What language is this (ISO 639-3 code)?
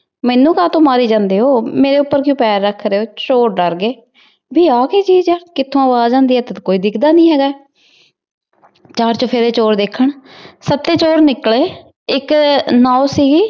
pan